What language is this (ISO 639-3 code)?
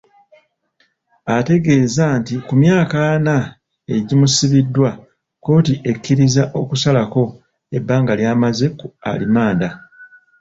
lug